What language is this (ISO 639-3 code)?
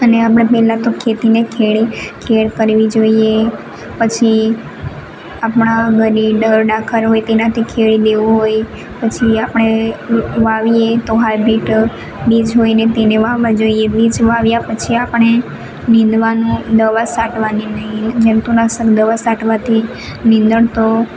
guj